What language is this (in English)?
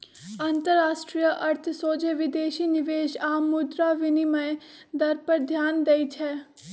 Magahi